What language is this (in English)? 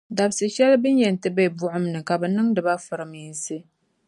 Dagbani